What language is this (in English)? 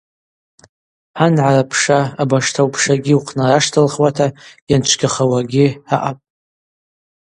Abaza